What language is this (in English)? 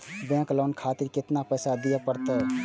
Maithili